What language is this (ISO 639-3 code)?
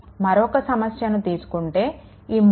tel